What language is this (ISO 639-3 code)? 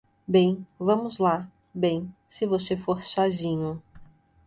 por